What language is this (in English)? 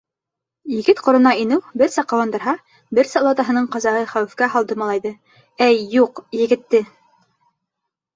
Bashkir